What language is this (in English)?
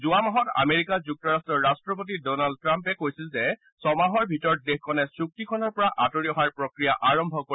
Assamese